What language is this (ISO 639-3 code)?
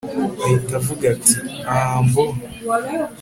kin